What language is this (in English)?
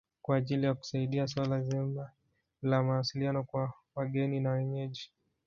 Swahili